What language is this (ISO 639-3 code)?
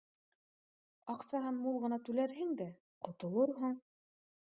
bak